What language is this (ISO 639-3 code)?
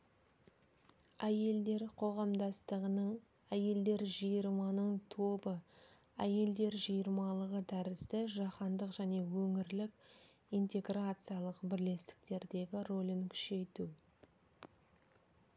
kaz